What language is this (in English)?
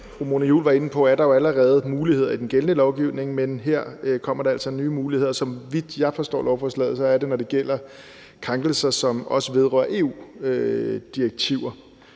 Danish